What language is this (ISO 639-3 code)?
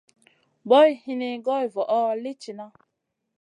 mcn